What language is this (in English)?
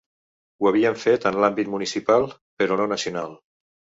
Catalan